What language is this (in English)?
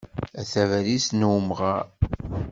Kabyle